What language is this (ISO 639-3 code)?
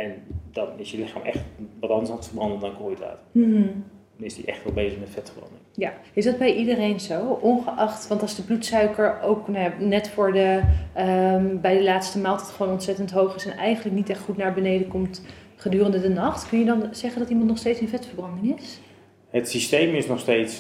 nld